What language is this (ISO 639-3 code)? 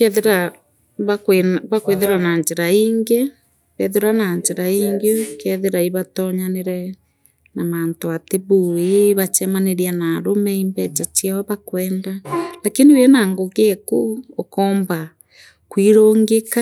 mer